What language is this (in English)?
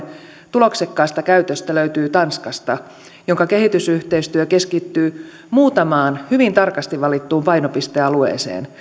Finnish